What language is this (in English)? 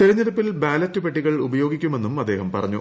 Malayalam